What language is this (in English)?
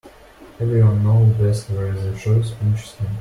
English